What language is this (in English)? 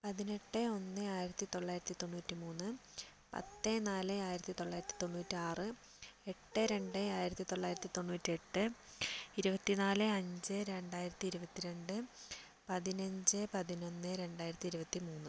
Malayalam